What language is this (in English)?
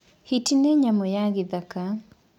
Kikuyu